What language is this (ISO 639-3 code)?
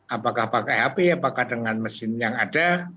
ind